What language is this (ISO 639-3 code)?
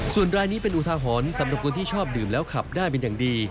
tha